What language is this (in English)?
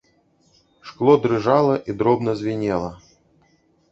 Belarusian